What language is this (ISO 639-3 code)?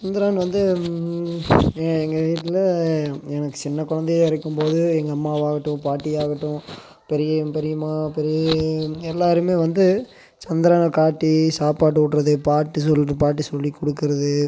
tam